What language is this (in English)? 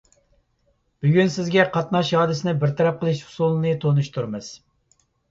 Uyghur